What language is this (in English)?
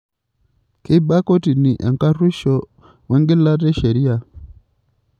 Masai